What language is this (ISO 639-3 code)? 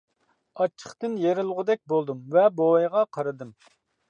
uig